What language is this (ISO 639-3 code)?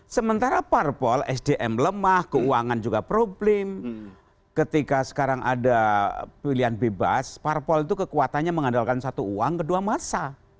ind